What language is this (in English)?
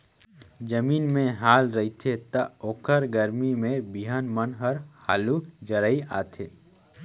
Chhattisgarhi